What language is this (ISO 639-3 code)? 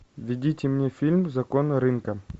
rus